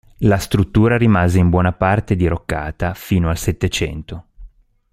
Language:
Italian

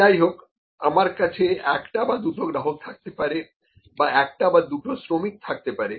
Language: Bangla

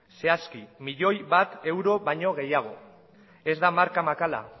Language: Basque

